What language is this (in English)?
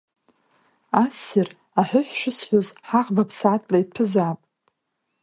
Abkhazian